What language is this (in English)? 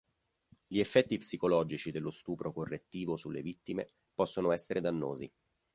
Italian